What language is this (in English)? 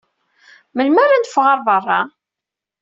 Kabyle